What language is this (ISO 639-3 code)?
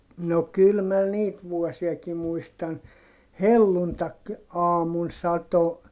fin